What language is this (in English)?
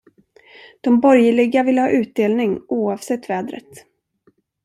Swedish